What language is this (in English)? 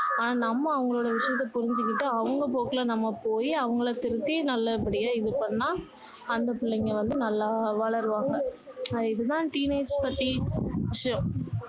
Tamil